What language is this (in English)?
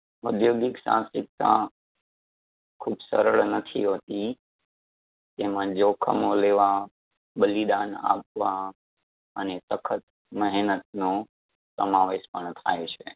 Gujarati